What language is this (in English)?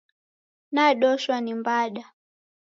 Taita